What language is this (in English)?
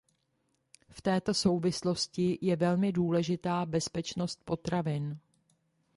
Czech